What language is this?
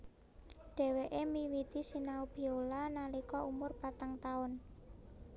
Javanese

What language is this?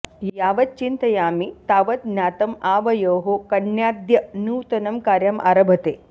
Sanskrit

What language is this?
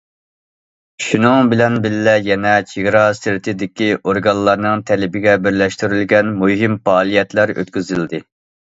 Uyghur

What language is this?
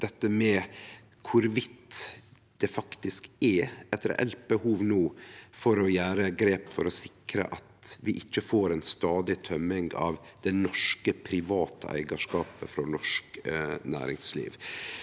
Norwegian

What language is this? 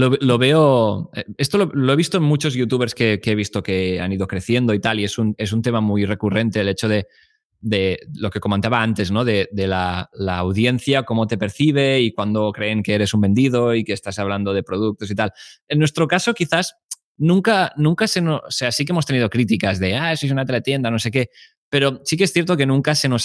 Spanish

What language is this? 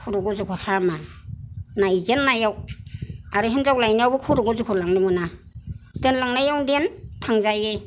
Bodo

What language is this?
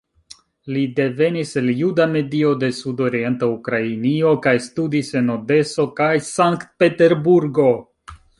Esperanto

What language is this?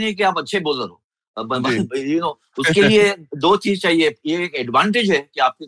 Hindi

